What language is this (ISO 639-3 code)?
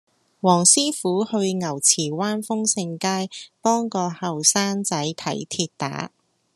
yue